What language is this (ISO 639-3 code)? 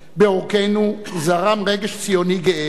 heb